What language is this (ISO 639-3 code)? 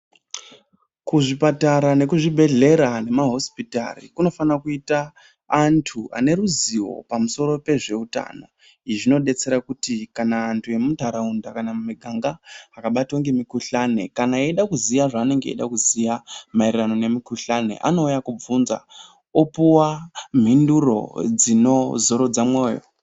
ndc